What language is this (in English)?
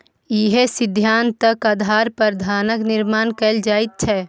Maithili